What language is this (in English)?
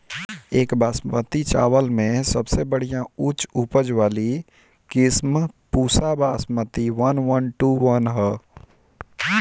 Bhojpuri